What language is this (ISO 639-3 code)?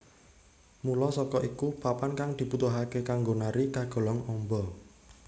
jav